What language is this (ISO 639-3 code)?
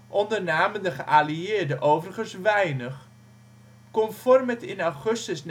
nld